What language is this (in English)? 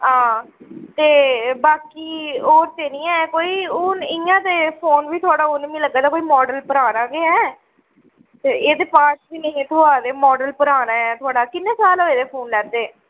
Dogri